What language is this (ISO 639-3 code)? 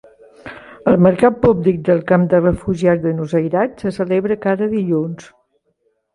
cat